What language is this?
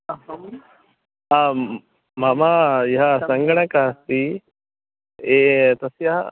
Sanskrit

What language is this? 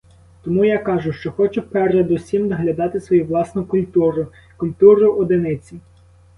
Ukrainian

